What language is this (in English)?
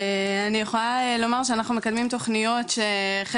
Hebrew